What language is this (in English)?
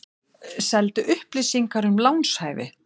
Icelandic